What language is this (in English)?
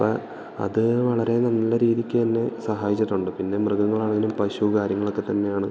Malayalam